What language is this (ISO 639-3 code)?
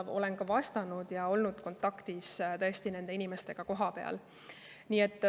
est